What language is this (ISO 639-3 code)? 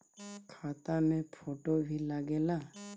bho